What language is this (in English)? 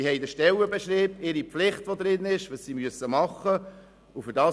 Swiss German